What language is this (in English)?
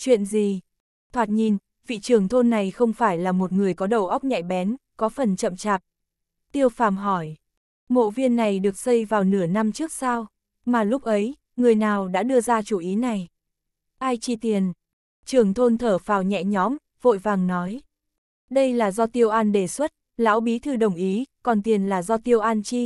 Vietnamese